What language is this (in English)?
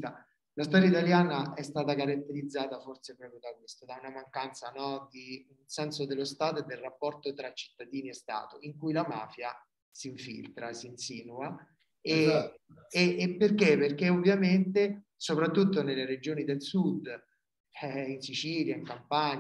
Italian